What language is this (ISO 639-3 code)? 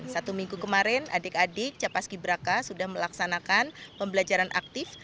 ind